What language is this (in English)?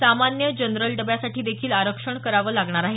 Marathi